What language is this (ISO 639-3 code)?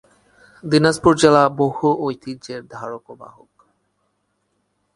ben